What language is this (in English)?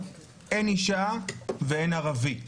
Hebrew